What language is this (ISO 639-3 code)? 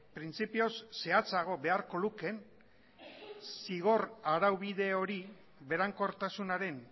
eus